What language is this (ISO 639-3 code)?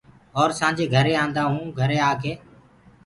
ggg